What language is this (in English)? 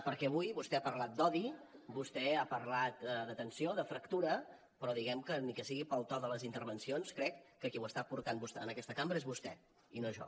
Catalan